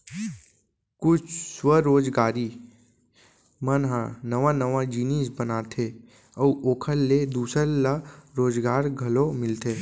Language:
Chhattisgarhi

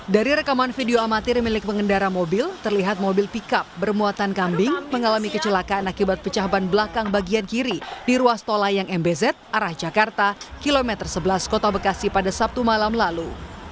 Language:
Indonesian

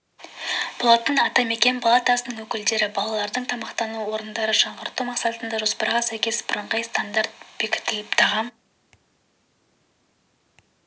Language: Kazakh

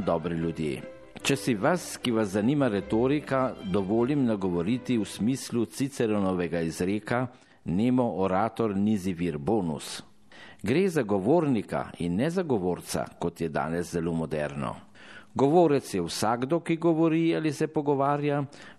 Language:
Italian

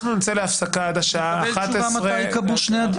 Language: Hebrew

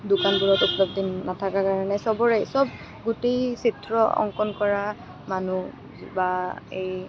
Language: Assamese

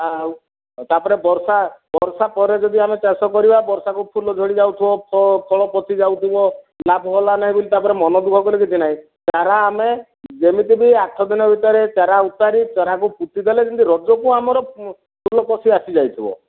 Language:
Odia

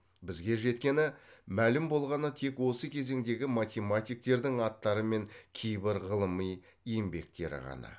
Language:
Kazakh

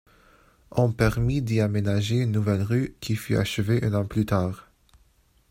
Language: French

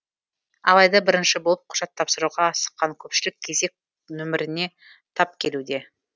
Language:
Kazakh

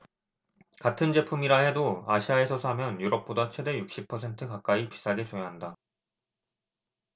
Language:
Korean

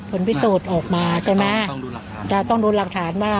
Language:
Thai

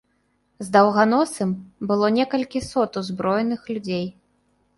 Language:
Belarusian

